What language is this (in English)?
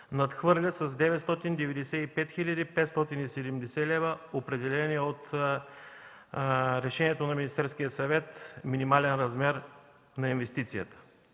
Bulgarian